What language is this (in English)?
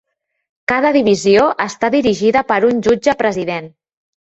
Catalan